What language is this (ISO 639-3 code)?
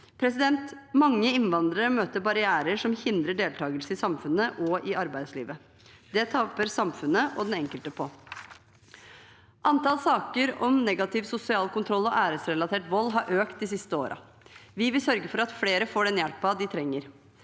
nor